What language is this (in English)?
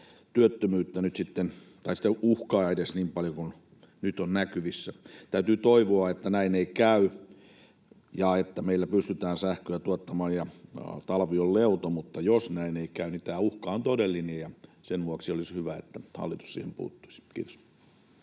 Finnish